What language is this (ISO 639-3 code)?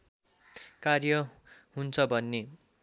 nep